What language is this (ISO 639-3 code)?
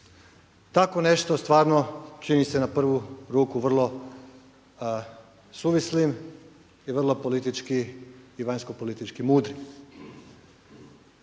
hrv